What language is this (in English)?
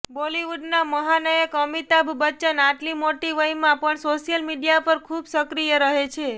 Gujarati